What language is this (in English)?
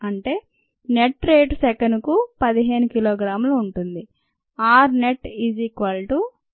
Telugu